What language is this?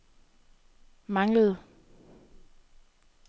Danish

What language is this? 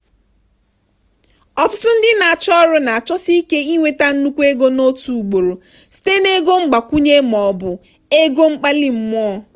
Igbo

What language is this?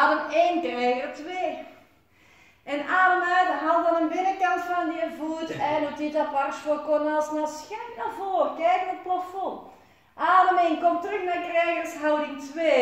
Dutch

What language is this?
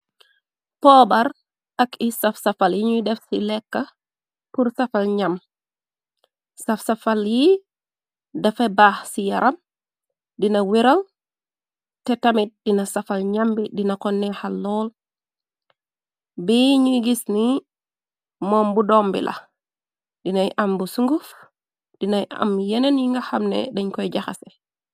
Wolof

